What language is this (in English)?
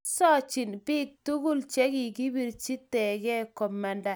Kalenjin